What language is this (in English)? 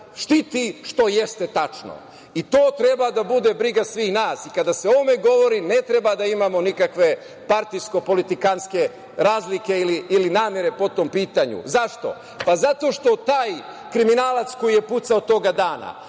Serbian